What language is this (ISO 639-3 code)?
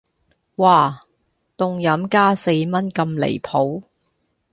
yue